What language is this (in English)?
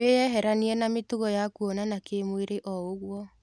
Kikuyu